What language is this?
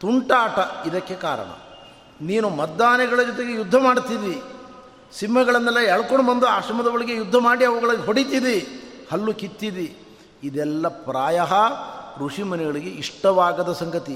Kannada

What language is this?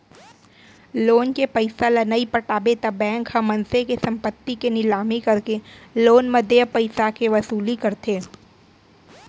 Chhattisgarhi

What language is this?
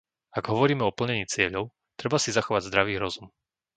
Slovak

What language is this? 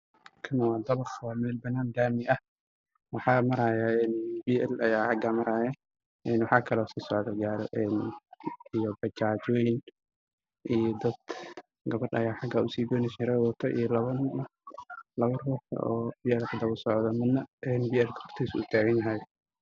Somali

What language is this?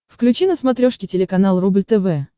Russian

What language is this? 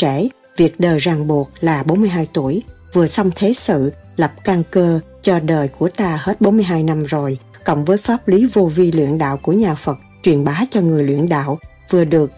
Vietnamese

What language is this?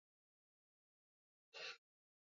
Swahili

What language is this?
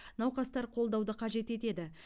Kazakh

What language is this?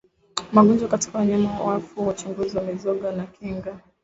Swahili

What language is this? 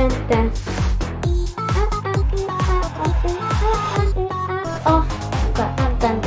Spanish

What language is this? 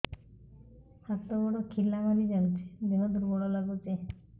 Odia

